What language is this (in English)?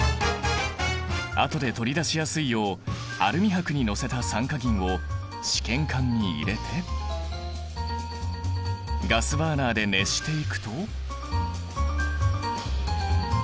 Japanese